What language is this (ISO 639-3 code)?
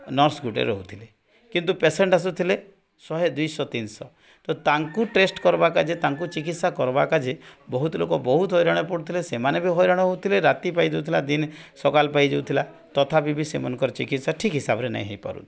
ori